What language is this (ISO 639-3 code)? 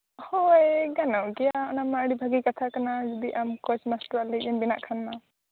sat